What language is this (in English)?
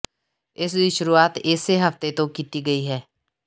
Punjabi